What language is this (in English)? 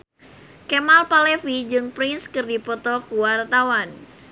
Sundanese